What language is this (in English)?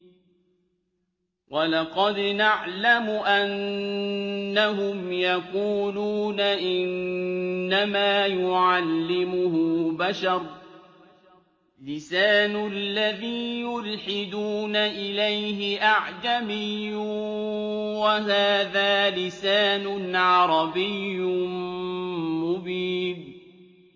Arabic